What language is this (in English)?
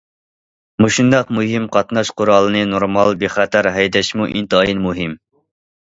Uyghur